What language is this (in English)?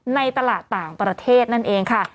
Thai